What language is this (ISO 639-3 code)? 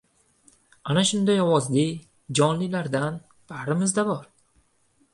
uzb